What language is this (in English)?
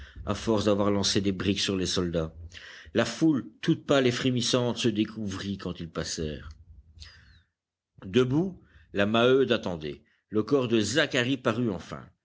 French